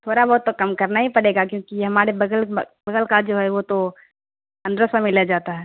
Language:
Urdu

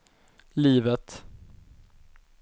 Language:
Swedish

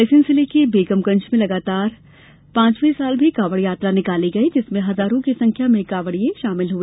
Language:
Hindi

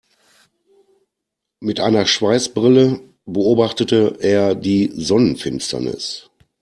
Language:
German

